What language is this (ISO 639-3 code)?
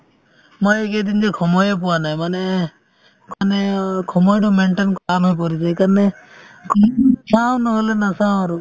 asm